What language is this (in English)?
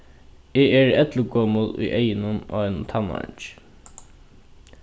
Faroese